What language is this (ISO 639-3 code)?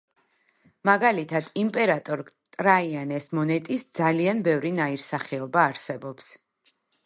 kat